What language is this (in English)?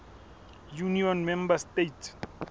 Southern Sotho